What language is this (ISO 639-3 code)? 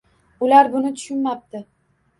uzb